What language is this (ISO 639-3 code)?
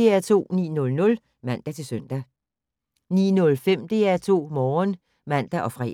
dan